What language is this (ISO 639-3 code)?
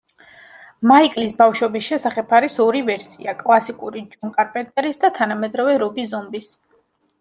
kat